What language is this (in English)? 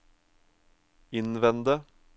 Norwegian